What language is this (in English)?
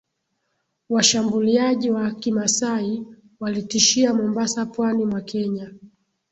Swahili